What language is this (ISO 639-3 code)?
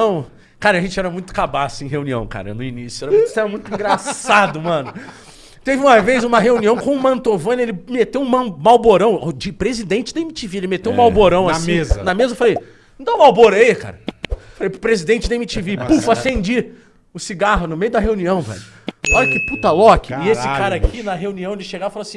por